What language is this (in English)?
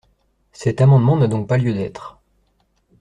French